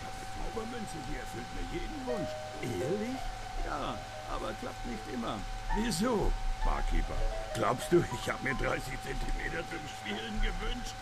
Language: German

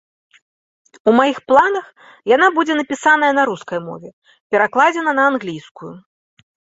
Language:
Belarusian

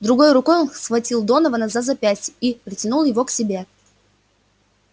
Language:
Russian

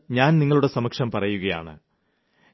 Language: Malayalam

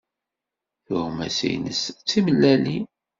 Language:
Kabyle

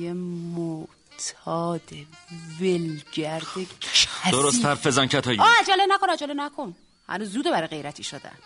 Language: Persian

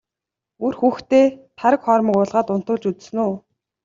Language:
Mongolian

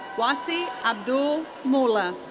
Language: English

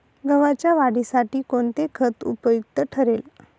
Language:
Marathi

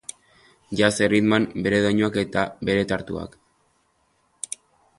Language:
Basque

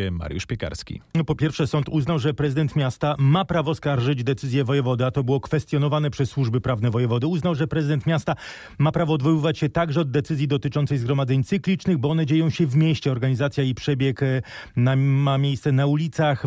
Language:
Polish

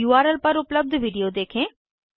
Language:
Hindi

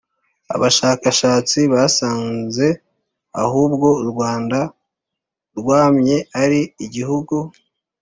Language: Kinyarwanda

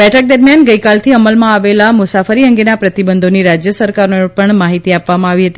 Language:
Gujarati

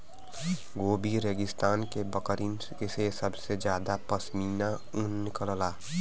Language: Bhojpuri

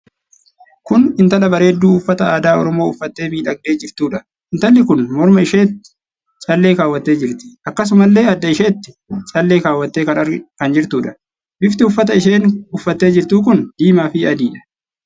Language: Oromo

